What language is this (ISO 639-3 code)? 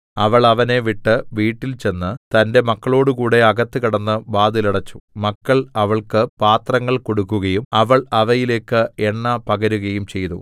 mal